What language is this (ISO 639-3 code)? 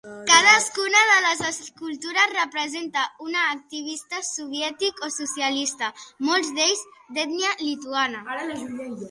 cat